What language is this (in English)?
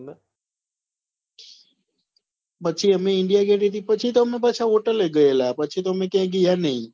Gujarati